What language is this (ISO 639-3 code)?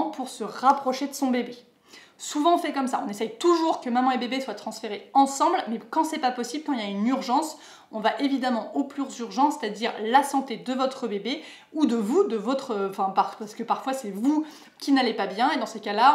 fra